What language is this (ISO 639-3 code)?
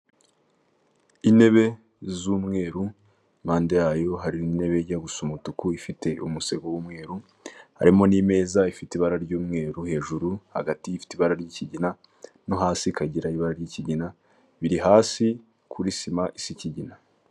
kin